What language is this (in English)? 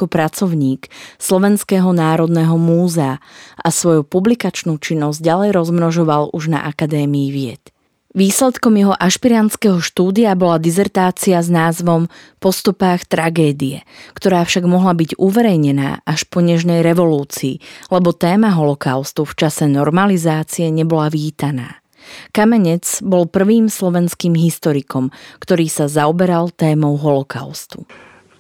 Slovak